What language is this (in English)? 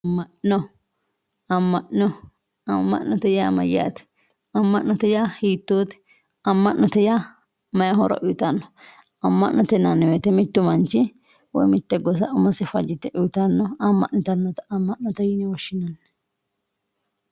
Sidamo